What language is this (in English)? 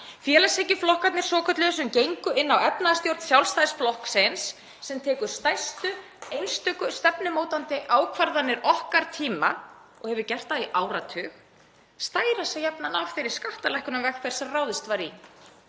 Icelandic